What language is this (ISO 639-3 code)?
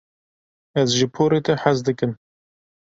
kur